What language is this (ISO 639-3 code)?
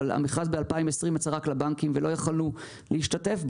heb